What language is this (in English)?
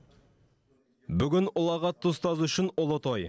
Kazakh